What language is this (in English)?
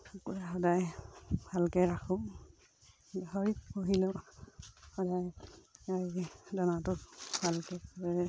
Assamese